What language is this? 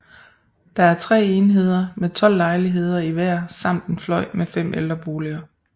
Danish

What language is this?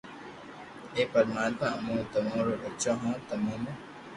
Loarki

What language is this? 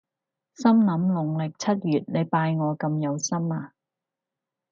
Cantonese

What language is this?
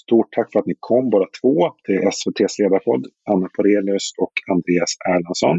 Swedish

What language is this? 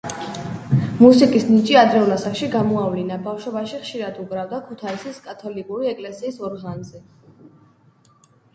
Georgian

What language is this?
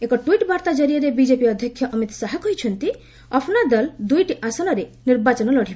Odia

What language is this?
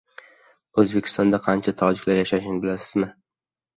Uzbek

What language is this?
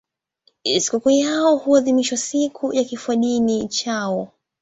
Swahili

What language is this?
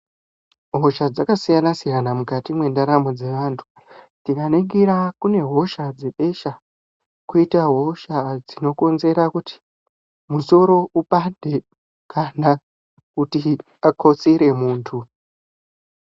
Ndau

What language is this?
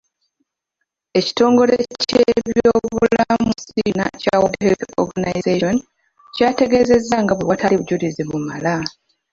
Ganda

